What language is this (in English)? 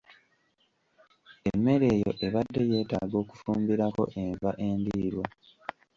Ganda